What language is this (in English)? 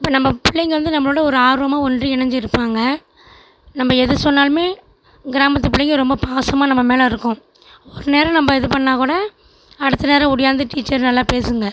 Tamil